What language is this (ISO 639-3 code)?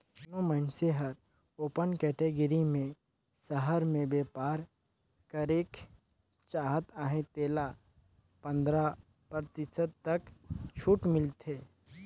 hne